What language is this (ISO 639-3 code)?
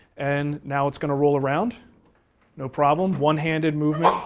eng